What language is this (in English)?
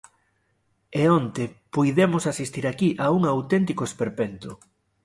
Galician